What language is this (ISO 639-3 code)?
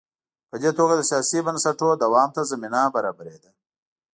pus